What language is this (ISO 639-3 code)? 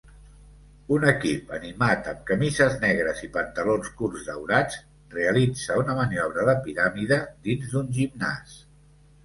cat